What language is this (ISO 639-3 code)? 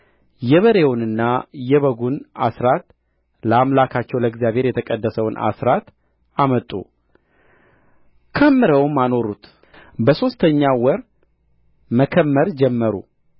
amh